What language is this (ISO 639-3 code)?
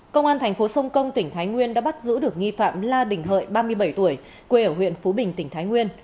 vie